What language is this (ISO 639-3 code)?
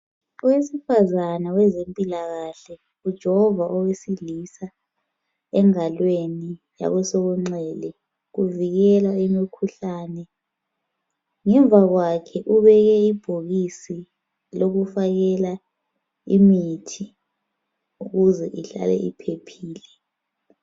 nde